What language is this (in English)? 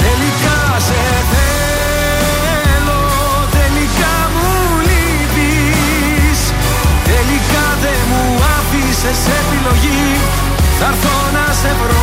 Greek